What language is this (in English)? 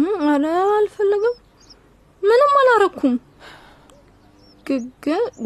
Amharic